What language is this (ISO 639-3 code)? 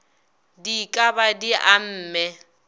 nso